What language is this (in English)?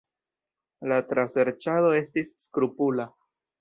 Esperanto